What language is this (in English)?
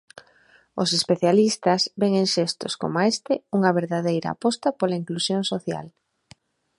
Galician